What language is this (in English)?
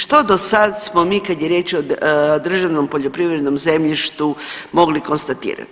Croatian